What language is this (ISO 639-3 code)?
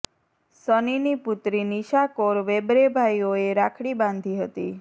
guj